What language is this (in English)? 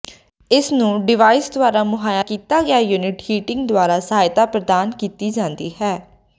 Punjabi